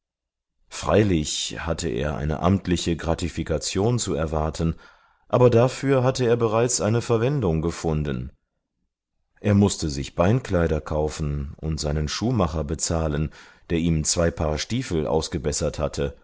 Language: German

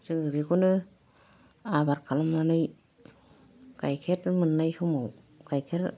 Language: Bodo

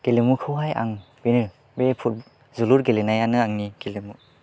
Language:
Bodo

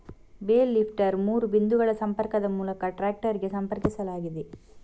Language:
Kannada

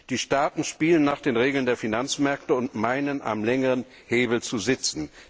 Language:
German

